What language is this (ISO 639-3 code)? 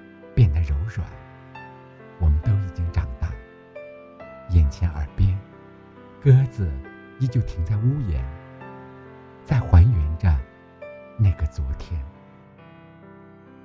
zho